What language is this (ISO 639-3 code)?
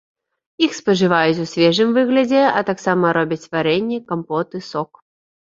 bel